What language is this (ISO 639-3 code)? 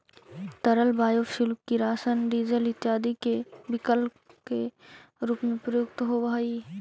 mag